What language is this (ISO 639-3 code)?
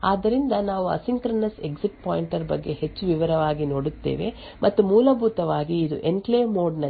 kan